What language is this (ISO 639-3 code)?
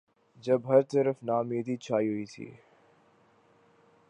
urd